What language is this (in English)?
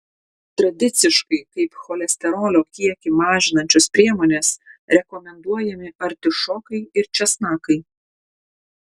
Lithuanian